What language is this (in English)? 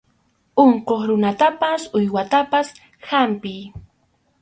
Arequipa-La Unión Quechua